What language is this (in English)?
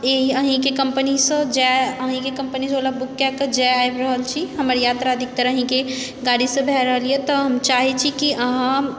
Maithili